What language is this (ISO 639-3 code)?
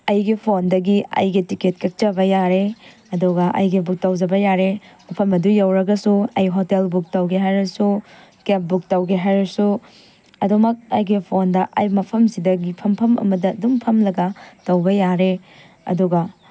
mni